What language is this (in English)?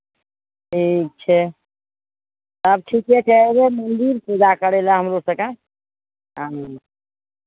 Maithili